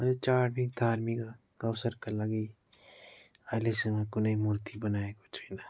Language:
Nepali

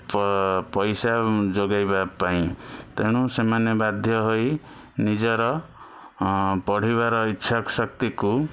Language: Odia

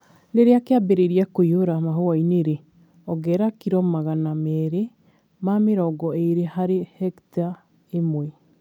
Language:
Kikuyu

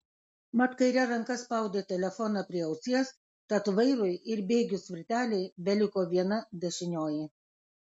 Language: Lithuanian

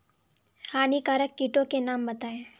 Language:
Hindi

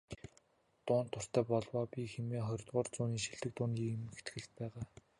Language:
Mongolian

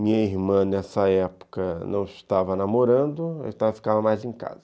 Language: Portuguese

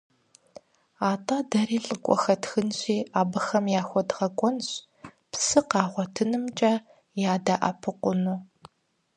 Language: Kabardian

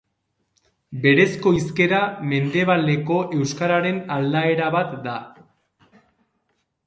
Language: Basque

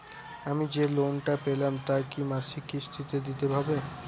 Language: Bangla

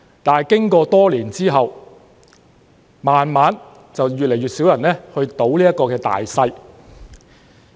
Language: Cantonese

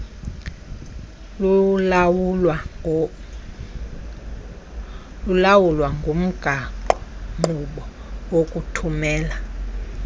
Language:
Xhosa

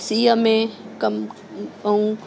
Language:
Sindhi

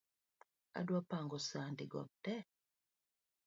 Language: Luo (Kenya and Tanzania)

